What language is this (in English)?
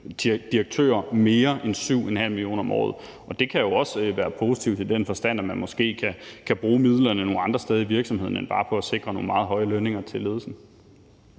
Danish